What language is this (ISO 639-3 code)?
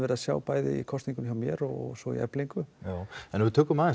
isl